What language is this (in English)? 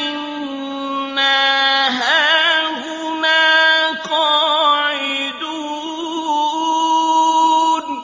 Arabic